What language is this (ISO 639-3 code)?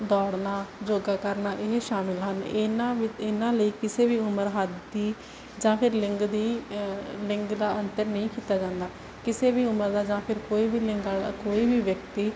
pan